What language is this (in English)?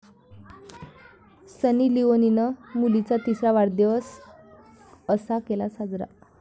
Marathi